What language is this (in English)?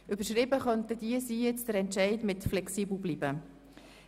Swiss German